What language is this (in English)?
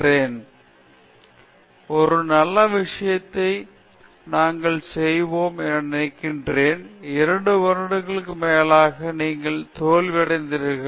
Tamil